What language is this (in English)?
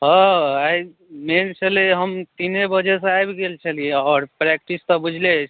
Maithili